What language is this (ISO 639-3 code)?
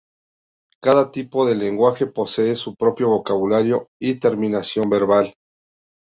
spa